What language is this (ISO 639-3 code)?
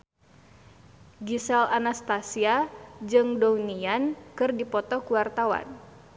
sun